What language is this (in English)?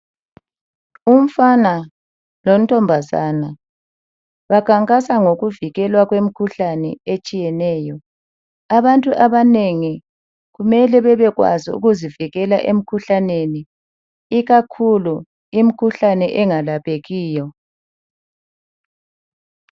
North Ndebele